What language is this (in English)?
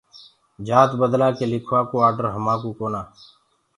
Gurgula